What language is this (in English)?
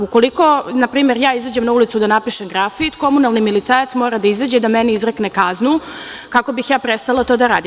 Serbian